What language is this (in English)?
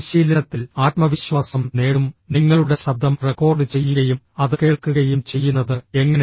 Malayalam